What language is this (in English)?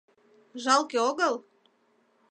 Mari